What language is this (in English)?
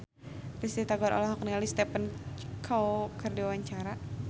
Sundanese